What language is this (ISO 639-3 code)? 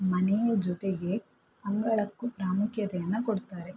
kan